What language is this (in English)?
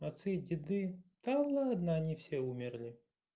Russian